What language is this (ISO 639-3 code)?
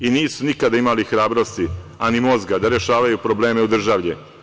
srp